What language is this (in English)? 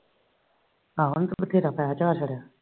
Punjabi